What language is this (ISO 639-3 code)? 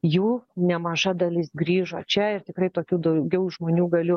lit